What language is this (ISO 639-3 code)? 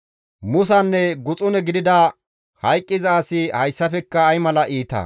gmv